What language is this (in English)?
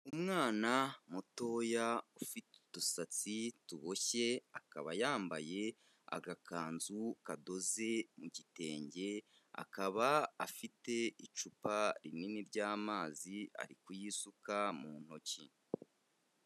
Kinyarwanda